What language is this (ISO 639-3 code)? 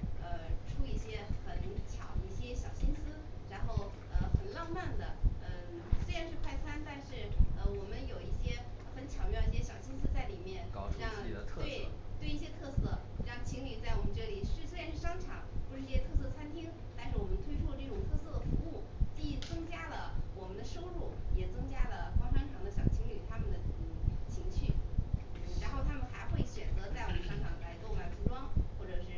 zho